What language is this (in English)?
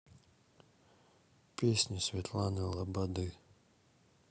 Russian